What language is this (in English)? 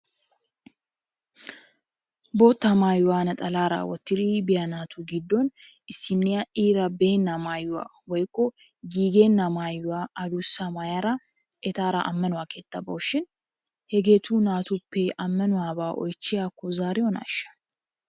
Wolaytta